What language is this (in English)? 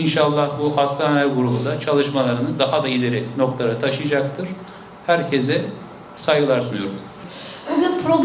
Turkish